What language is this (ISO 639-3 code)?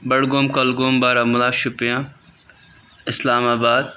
kas